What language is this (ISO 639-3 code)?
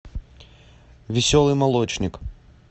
rus